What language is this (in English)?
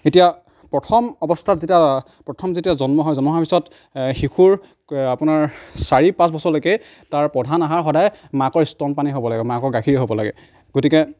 Assamese